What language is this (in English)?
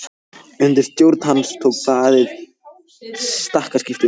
Icelandic